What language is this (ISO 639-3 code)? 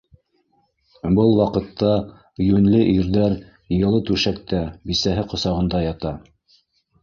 bak